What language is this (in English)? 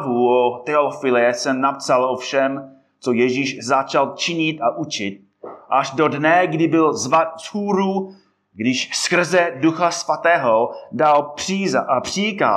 Czech